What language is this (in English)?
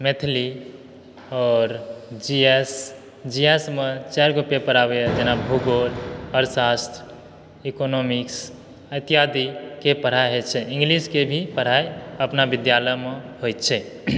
Maithili